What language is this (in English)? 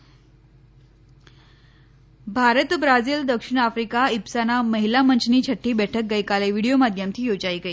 Gujarati